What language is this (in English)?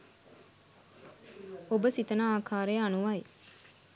Sinhala